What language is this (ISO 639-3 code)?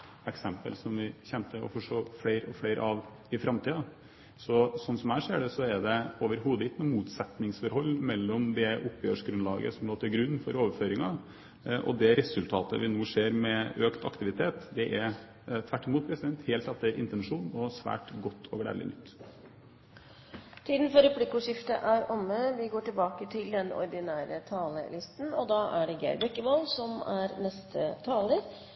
nor